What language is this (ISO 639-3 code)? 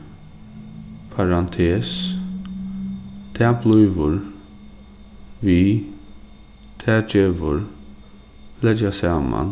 fao